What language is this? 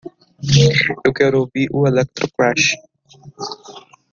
Portuguese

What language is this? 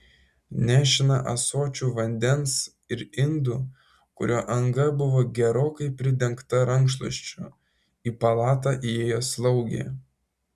Lithuanian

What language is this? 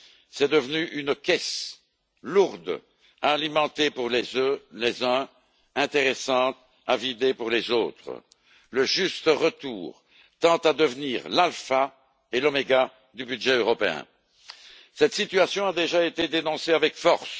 French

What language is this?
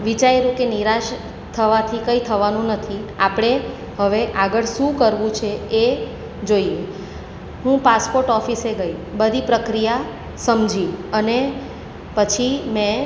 Gujarati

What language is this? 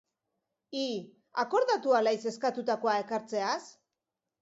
Basque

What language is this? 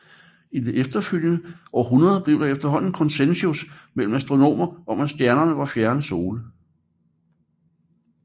Danish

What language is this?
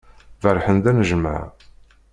Kabyle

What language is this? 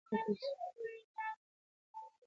Pashto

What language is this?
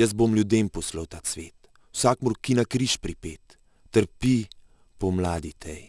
Dutch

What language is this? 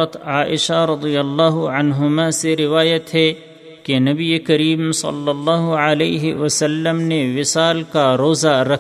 Urdu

